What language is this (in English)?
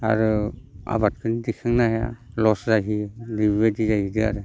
Bodo